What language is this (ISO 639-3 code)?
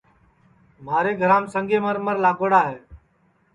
ssi